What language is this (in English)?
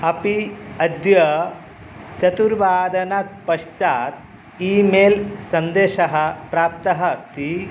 Sanskrit